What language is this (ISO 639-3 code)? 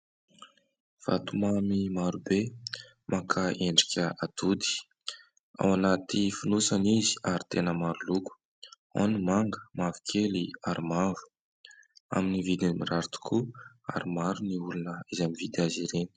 mlg